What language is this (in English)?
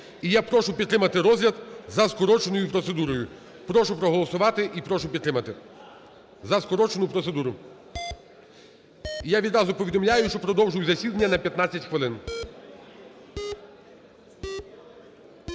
Ukrainian